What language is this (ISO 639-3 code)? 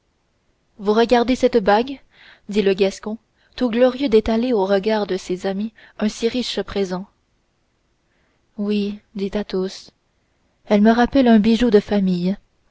fra